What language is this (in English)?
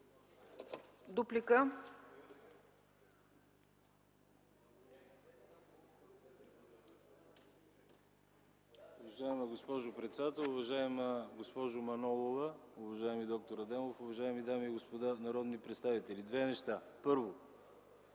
Bulgarian